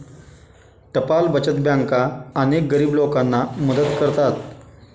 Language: Marathi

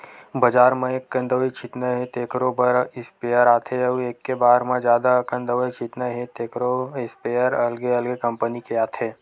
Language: Chhattisgarhi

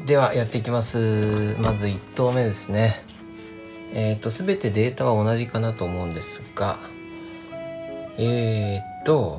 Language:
Japanese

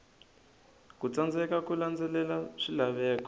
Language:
Tsonga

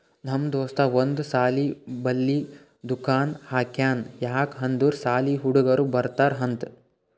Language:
Kannada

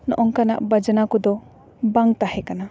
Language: Santali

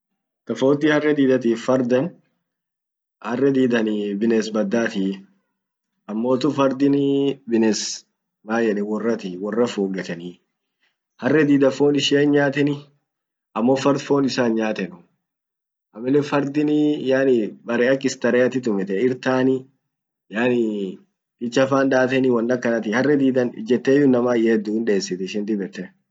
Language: Orma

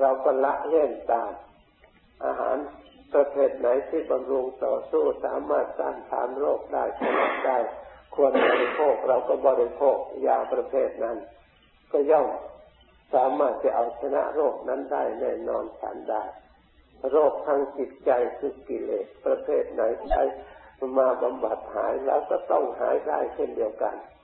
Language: Thai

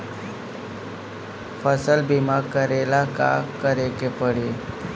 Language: Bhojpuri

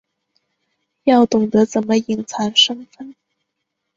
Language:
Chinese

